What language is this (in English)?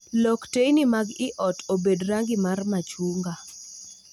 Luo (Kenya and Tanzania)